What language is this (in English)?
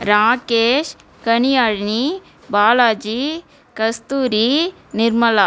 Tamil